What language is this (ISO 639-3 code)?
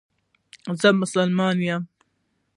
pus